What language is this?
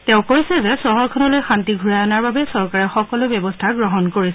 Assamese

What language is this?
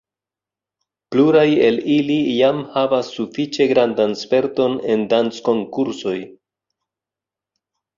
Esperanto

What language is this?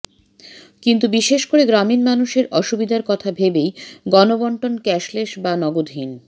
Bangla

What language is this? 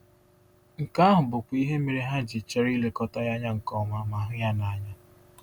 Igbo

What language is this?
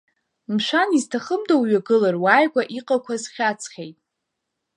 Abkhazian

